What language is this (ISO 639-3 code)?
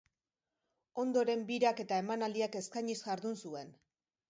eus